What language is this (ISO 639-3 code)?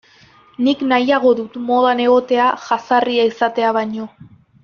eus